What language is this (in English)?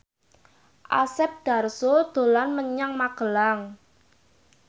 Javanese